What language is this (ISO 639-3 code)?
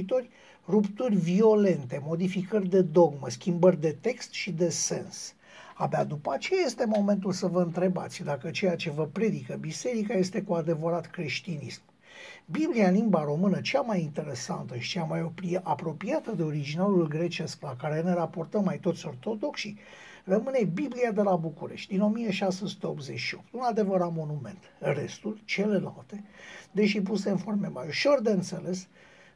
ron